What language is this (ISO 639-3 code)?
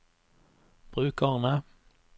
nor